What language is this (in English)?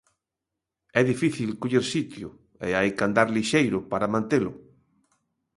Galician